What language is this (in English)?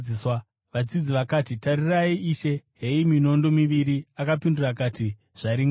Shona